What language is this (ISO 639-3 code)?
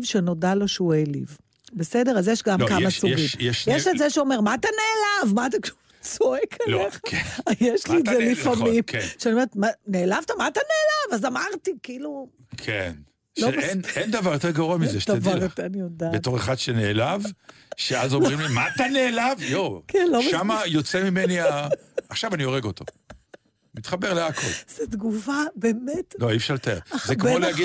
heb